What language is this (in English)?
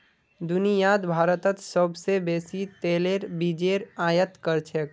Magahi